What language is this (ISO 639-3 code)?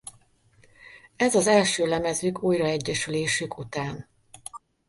hun